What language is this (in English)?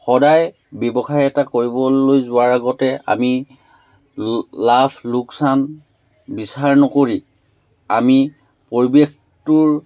Assamese